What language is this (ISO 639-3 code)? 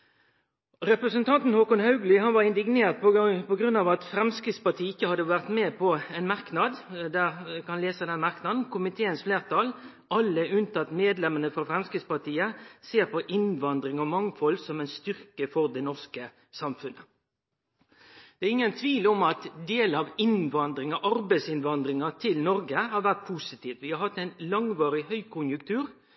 nno